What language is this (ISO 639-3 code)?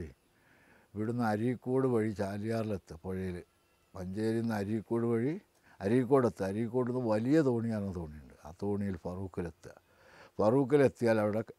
mal